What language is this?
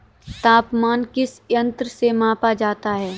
Hindi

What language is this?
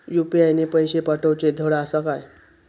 Marathi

